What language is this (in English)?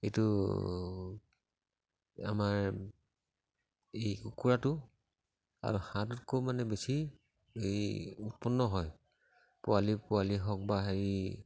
Assamese